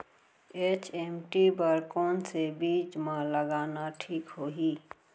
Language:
Chhattisgarhi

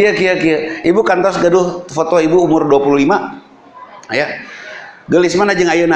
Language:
Indonesian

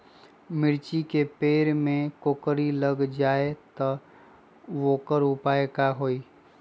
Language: Magahi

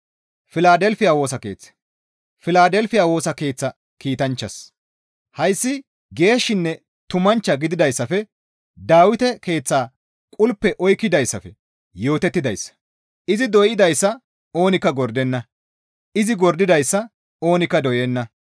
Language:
Gamo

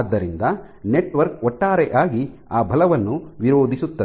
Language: Kannada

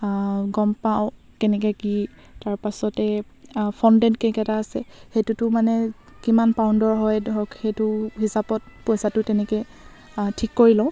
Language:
Assamese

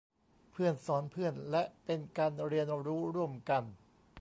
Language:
Thai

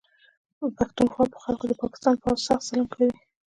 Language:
Pashto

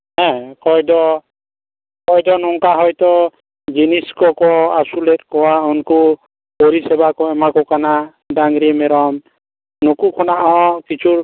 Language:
Santali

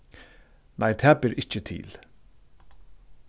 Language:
Faroese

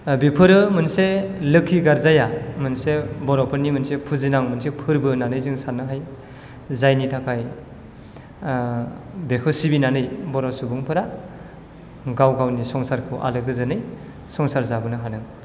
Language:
Bodo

